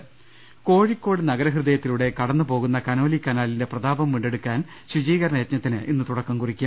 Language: Malayalam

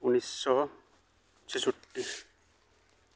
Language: Santali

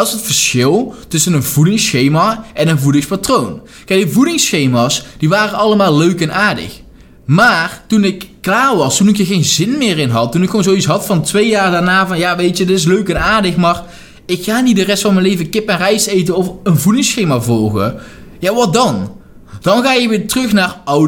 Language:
Dutch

